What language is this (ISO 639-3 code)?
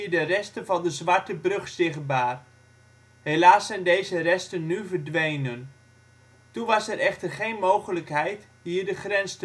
nld